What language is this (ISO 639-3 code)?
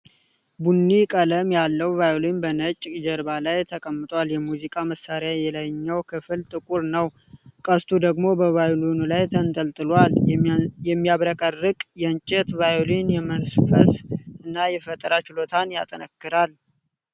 amh